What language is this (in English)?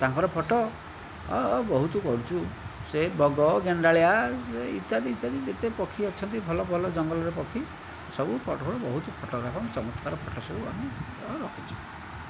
Odia